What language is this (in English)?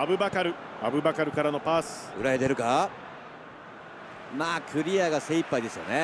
Japanese